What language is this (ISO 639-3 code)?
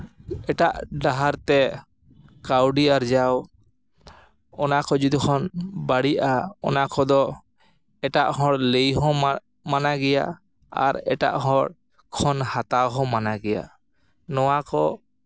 sat